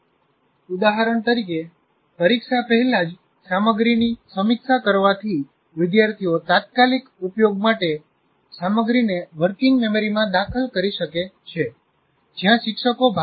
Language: Gujarati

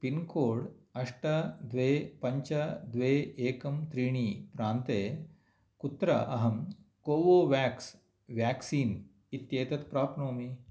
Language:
Sanskrit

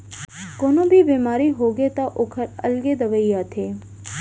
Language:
Chhattisgarhi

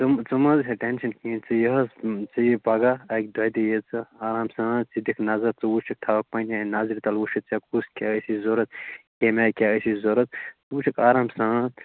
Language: Kashmiri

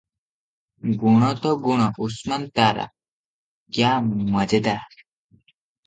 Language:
Odia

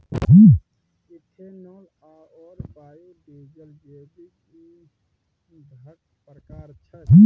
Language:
Maithili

